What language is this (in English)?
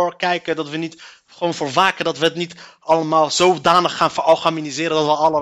Dutch